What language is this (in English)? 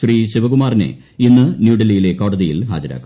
Malayalam